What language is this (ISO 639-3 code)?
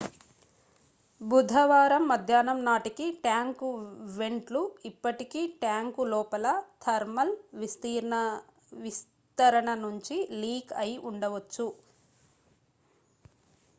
tel